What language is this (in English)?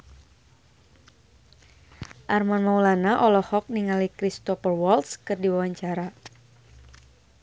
Sundanese